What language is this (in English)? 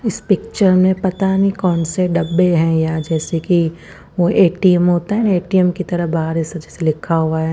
Hindi